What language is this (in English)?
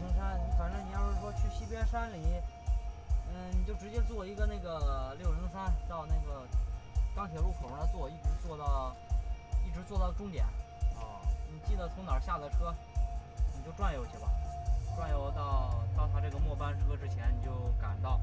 Chinese